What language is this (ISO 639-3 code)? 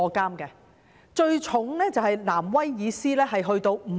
yue